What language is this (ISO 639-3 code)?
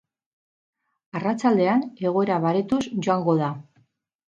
eus